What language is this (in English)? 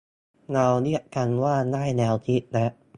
Thai